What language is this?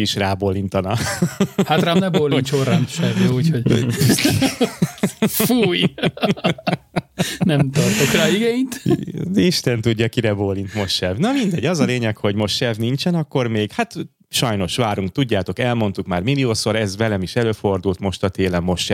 Hungarian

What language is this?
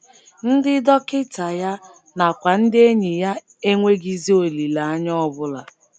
Igbo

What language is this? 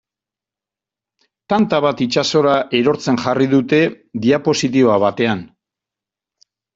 Basque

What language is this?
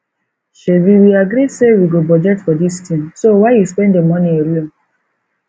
Nigerian Pidgin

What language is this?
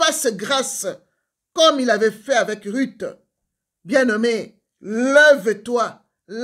French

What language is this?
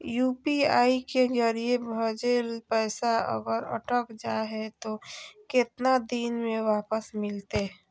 Magahi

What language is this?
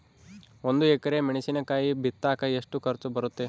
Kannada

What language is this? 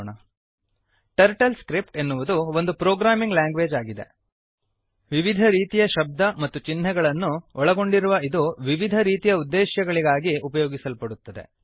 Kannada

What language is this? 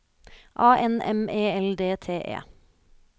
Norwegian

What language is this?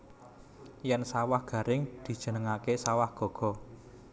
Javanese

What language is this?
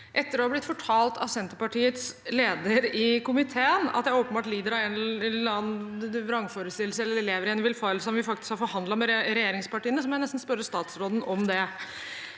Norwegian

